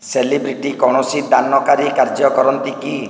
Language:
Odia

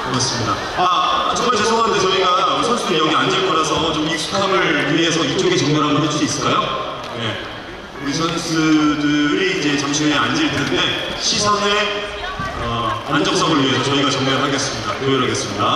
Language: Korean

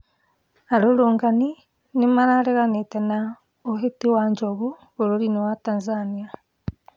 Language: Kikuyu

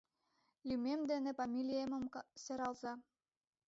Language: Mari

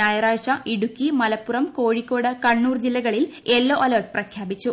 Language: Malayalam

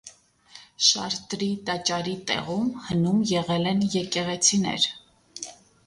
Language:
Armenian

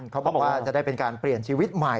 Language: Thai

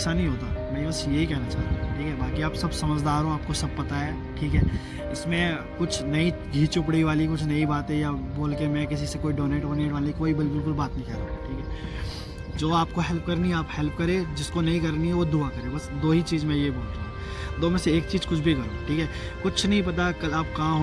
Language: Hindi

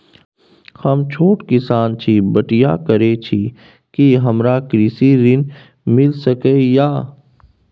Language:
Maithili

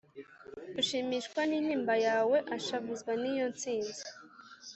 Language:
Kinyarwanda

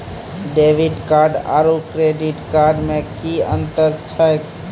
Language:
Maithili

